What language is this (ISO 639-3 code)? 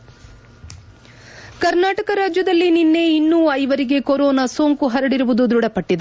kan